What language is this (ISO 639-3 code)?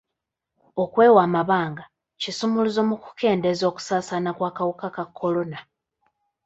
lug